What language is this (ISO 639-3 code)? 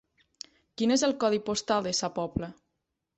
cat